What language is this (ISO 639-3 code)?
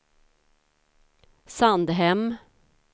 swe